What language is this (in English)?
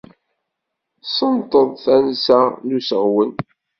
Kabyle